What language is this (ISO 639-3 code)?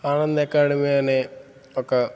tel